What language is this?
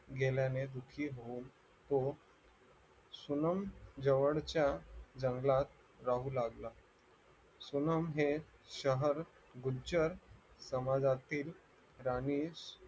Marathi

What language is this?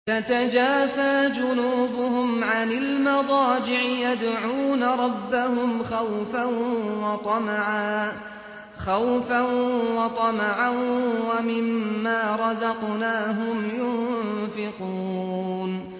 Arabic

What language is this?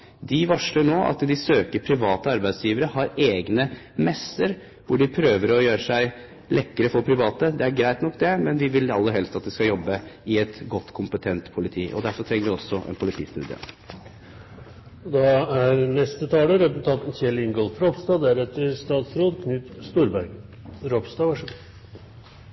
Norwegian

